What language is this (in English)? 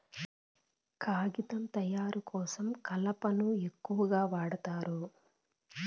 Telugu